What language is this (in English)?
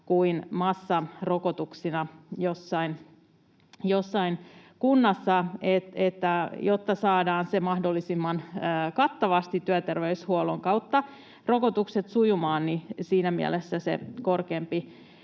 Finnish